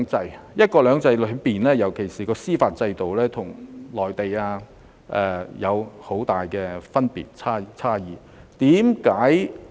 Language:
Cantonese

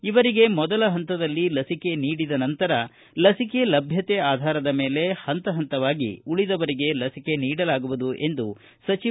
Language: Kannada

